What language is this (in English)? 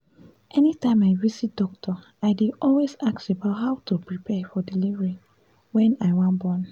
Nigerian Pidgin